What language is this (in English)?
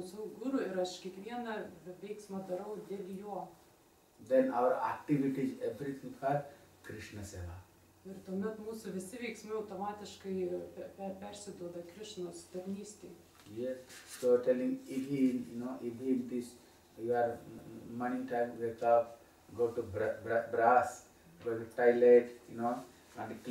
Spanish